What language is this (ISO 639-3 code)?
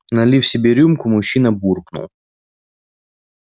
rus